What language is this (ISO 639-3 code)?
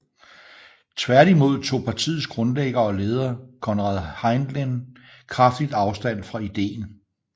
dan